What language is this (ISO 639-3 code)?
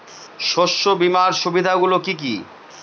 ben